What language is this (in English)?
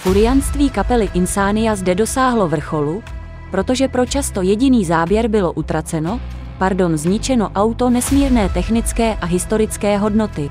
Czech